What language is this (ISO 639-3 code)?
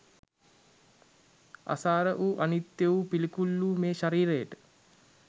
sin